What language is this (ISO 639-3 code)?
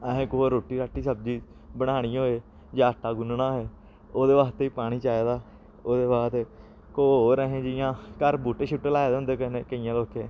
doi